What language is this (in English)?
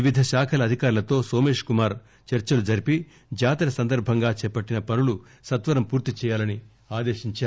Telugu